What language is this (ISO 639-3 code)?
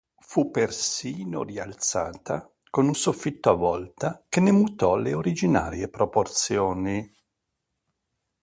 ita